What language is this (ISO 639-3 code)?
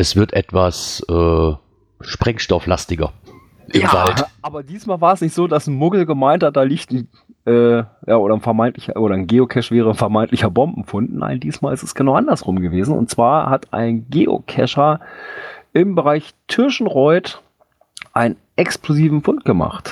deu